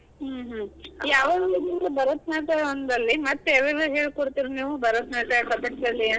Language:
Kannada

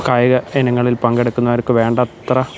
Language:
Malayalam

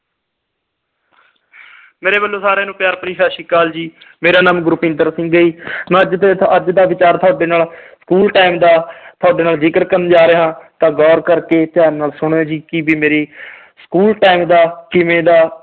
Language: Punjabi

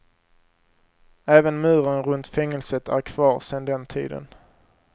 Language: Swedish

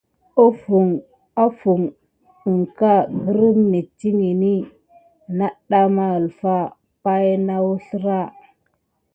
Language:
Gidar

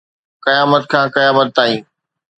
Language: Sindhi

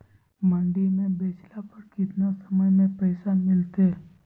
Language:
Magahi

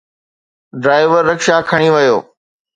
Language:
Sindhi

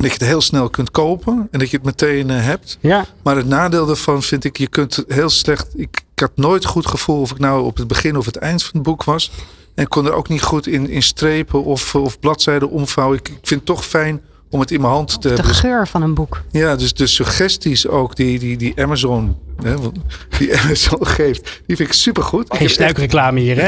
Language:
Dutch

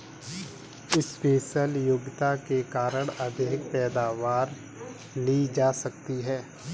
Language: Hindi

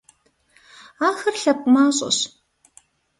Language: Kabardian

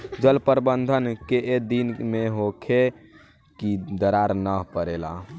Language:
Bhojpuri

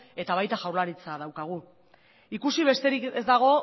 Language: Basque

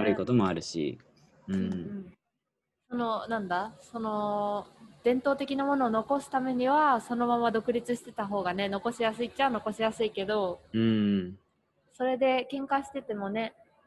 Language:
Japanese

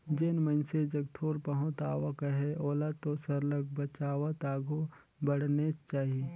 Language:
Chhattisgarhi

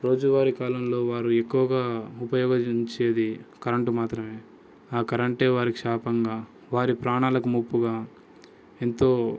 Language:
Telugu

